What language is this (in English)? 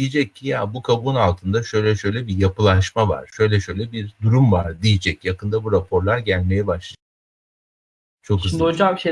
Turkish